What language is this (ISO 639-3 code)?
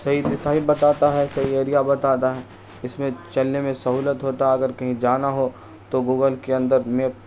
urd